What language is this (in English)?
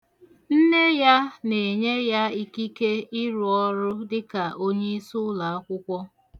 Igbo